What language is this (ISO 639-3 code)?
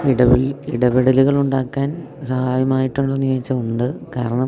mal